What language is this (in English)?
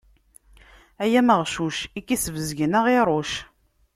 Kabyle